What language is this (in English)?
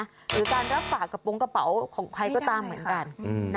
Thai